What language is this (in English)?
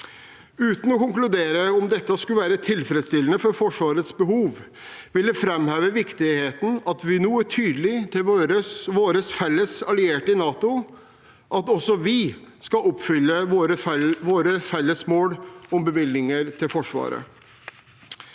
Norwegian